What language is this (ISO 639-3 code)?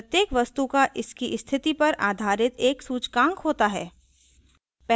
hin